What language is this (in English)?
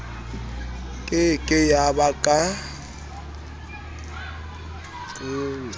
Southern Sotho